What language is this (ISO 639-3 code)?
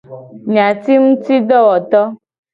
gej